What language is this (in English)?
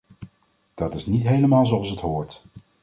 Dutch